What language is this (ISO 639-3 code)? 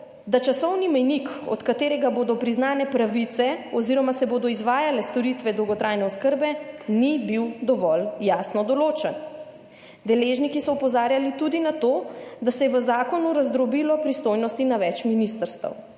slv